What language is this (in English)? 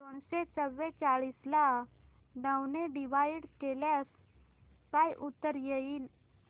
Marathi